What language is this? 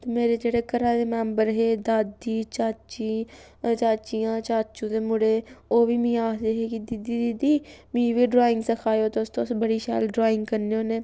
Dogri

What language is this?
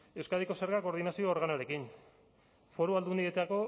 Basque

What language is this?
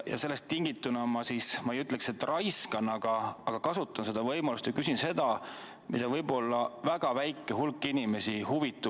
Estonian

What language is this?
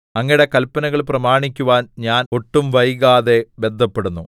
Malayalam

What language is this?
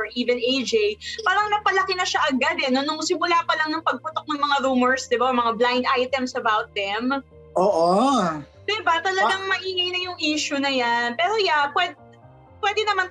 Filipino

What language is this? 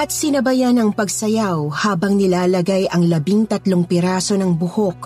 Filipino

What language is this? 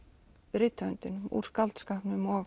Icelandic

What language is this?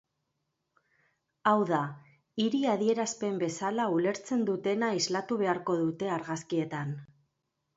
Basque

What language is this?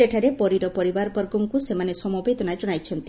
Odia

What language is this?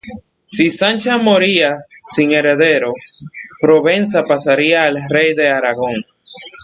Spanish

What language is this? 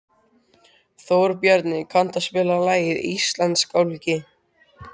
Icelandic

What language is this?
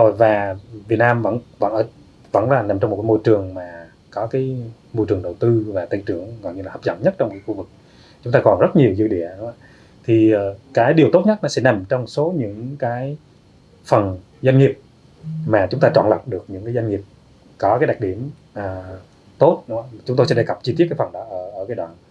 Vietnamese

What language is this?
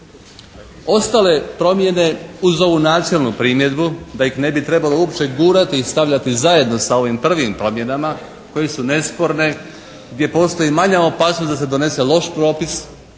Croatian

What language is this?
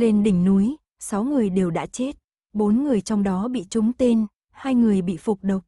Vietnamese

